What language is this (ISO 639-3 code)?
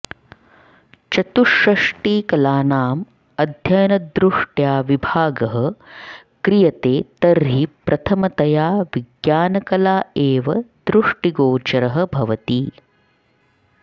san